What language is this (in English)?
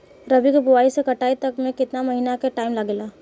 Bhojpuri